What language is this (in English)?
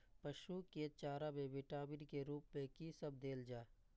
Maithili